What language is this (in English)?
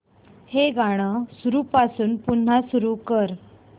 Marathi